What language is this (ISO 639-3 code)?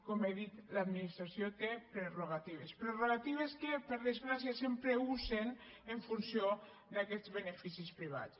cat